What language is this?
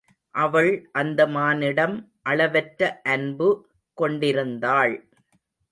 Tamil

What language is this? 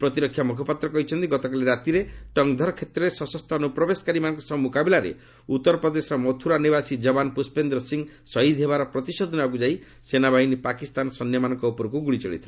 Odia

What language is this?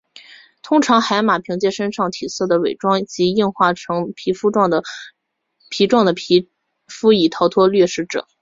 Chinese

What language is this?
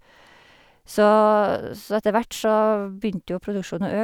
Norwegian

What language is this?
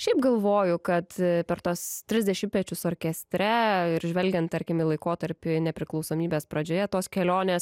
Lithuanian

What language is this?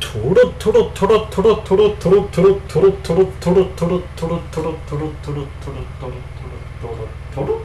Japanese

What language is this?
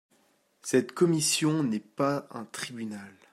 French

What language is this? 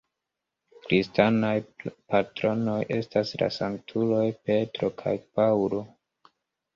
Esperanto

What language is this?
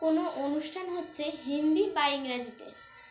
Bangla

